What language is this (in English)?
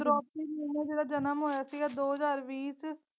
Punjabi